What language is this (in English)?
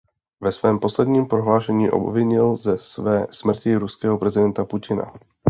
Czech